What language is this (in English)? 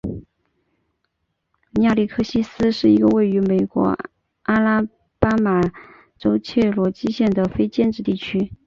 Chinese